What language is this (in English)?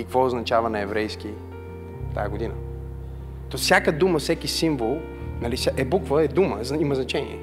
Bulgarian